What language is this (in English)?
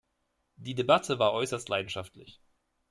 German